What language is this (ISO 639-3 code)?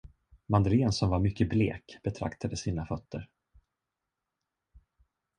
swe